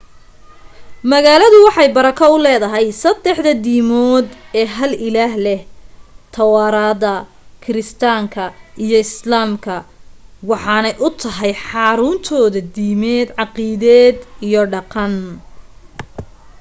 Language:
Somali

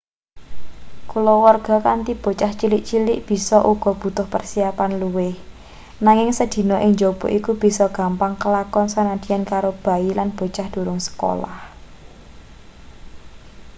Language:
Javanese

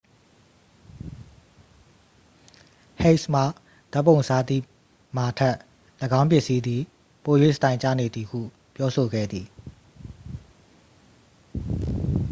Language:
Burmese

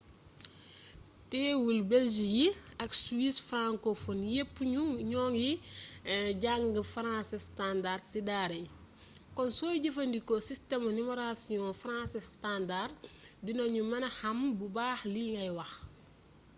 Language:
Wolof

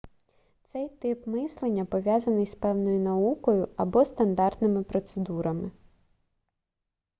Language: Ukrainian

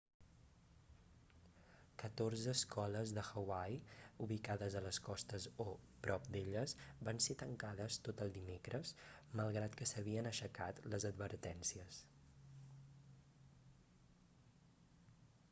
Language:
Catalan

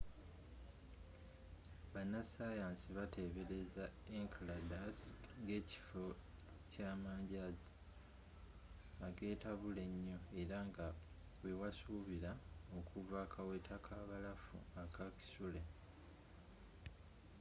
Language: Ganda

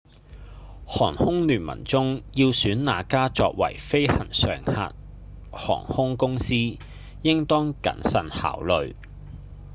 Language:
Cantonese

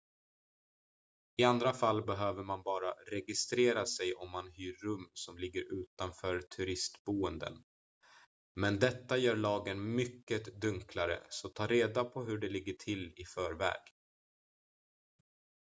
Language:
Swedish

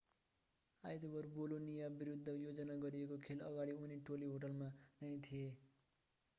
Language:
Nepali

